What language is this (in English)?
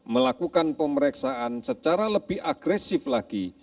Indonesian